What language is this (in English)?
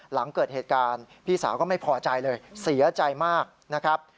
Thai